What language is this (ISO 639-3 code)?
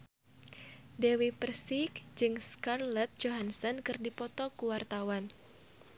sun